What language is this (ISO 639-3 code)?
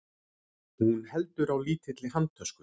isl